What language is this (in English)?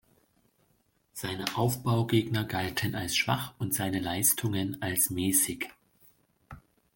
German